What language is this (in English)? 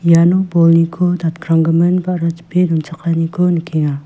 Garo